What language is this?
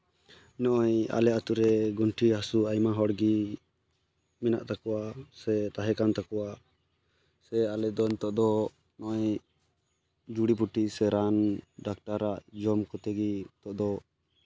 Santali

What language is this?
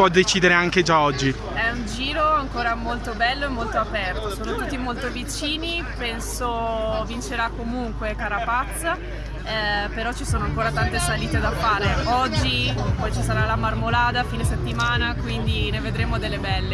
Italian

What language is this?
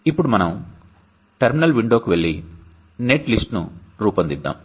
Telugu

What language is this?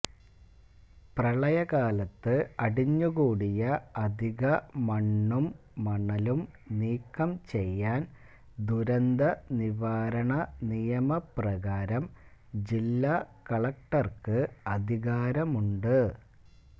Malayalam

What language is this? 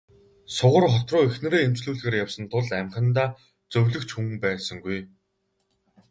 Mongolian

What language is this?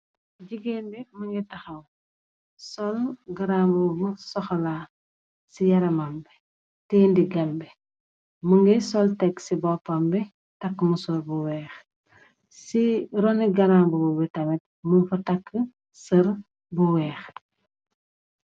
Wolof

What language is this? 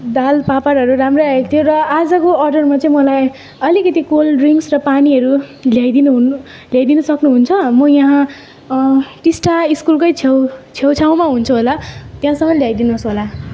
Nepali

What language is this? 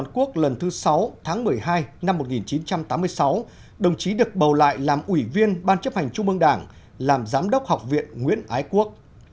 Vietnamese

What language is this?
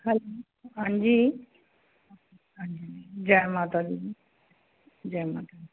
Dogri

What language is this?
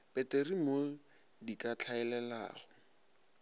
Northern Sotho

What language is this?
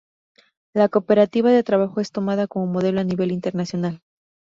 Spanish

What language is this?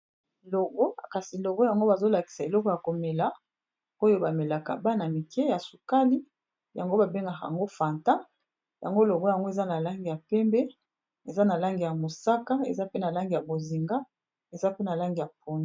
Lingala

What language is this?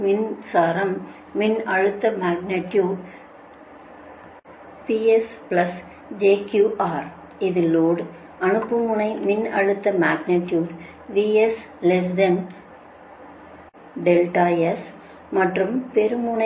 Tamil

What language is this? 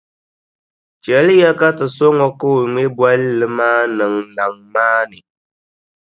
Dagbani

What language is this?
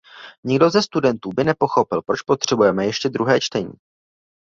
Czech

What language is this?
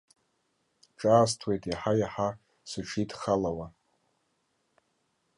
Abkhazian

